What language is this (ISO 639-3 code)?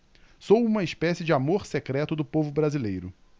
por